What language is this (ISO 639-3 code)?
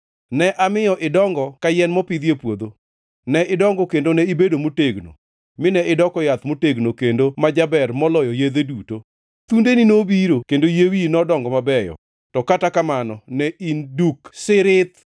luo